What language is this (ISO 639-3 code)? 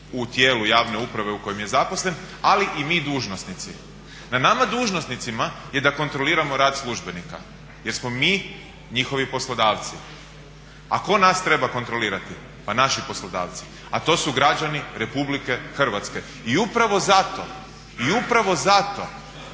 hrv